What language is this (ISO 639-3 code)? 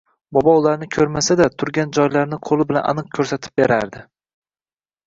uzb